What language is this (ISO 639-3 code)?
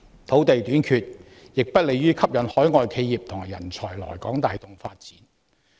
yue